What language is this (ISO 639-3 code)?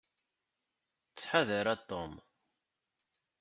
kab